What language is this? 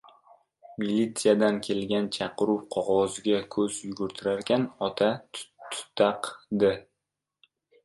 Uzbek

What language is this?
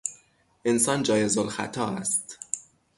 Persian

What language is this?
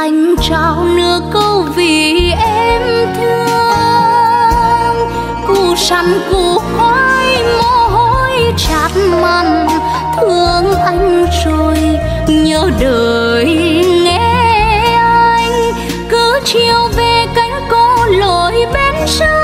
Vietnamese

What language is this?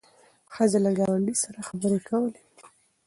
Pashto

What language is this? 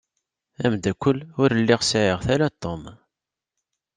Kabyle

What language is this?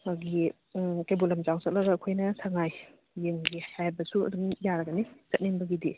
Manipuri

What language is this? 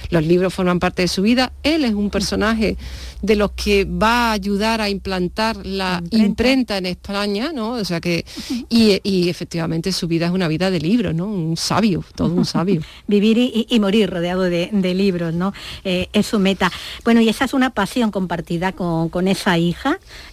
Spanish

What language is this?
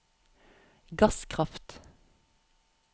Norwegian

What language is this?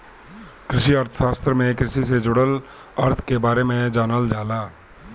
Bhojpuri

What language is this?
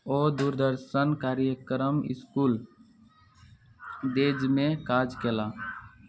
Maithili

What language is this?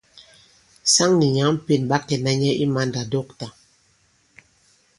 Bankon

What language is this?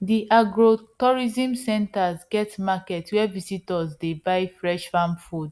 Nigerian Pidgin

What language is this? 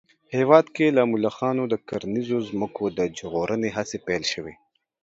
Pashto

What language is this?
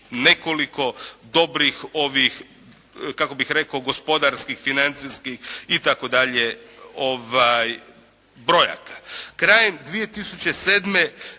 Croatian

